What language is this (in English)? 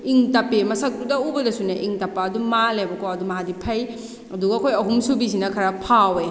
Manipuri